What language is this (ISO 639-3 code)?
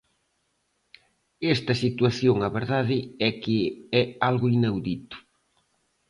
glg